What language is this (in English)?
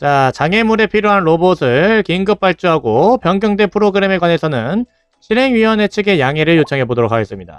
Korean